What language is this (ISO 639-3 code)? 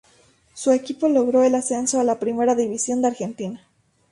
spa